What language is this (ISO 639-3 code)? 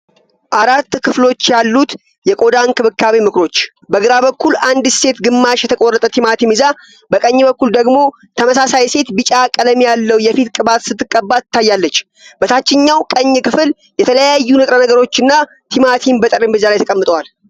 amh